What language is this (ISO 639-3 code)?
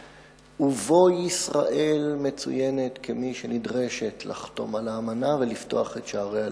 heb